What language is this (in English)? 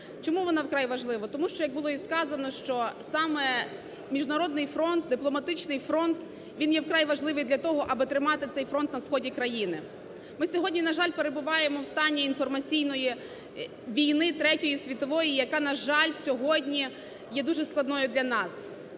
Ukrainian